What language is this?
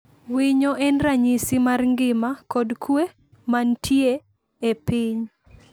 Luo (Kenya and Tanzania)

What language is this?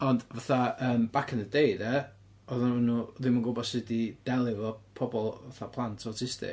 Welsh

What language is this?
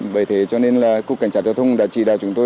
Vietnamese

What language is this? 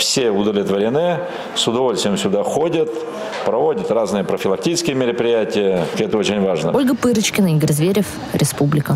Russian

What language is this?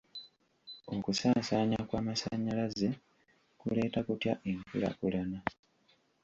Ganda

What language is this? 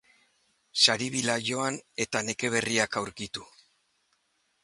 Basque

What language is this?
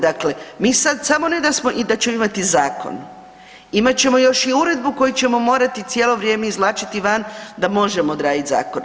Croatian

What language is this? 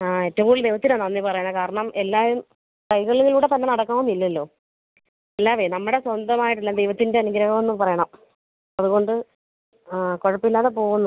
Malayalam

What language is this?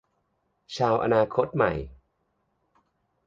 Thai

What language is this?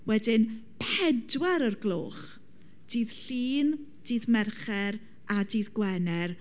Welsh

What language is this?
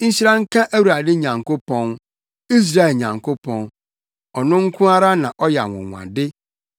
Akan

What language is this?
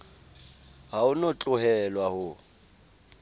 Southern Sotho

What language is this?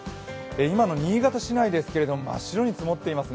Japanese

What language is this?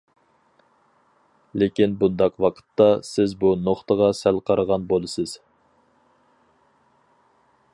Uyghur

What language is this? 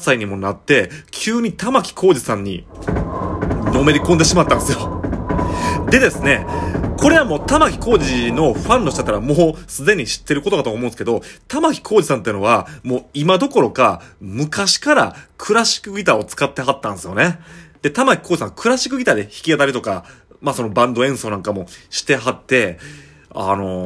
Japanese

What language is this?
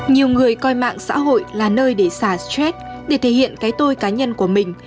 Vietnamese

